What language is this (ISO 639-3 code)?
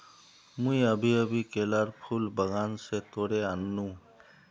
mag